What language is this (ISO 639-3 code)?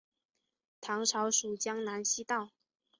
zho